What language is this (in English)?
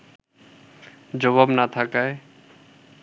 Bangla